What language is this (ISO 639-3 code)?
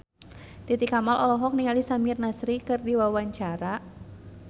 sun